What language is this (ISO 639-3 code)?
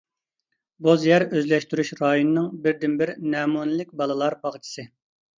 uig